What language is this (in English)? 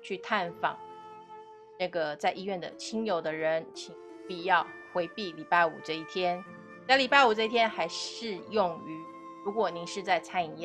Chinese